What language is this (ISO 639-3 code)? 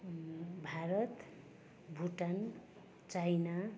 nep